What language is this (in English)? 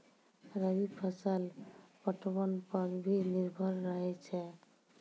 Maithili